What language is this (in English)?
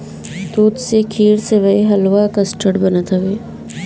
Bhojpuri